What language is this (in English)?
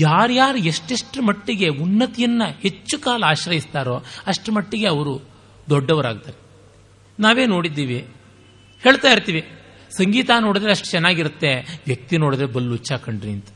Kannada